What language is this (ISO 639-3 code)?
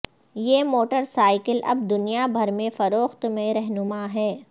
urd